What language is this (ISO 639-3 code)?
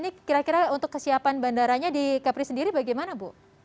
ind